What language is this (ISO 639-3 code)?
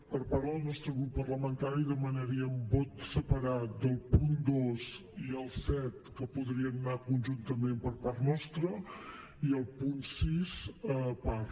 cat